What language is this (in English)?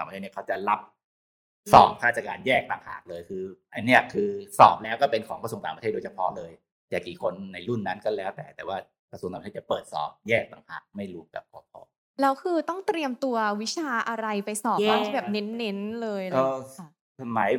Thai